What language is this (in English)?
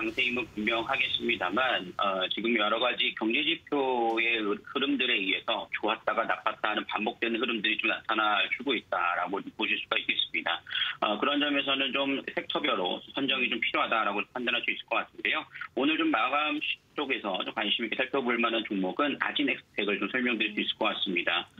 Korean